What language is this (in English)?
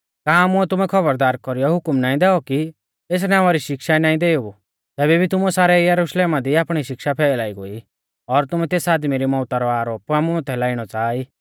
Mahasu Pahari